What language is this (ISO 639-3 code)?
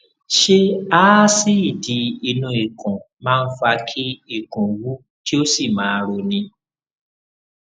yor